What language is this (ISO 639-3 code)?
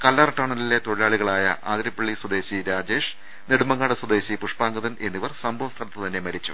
mal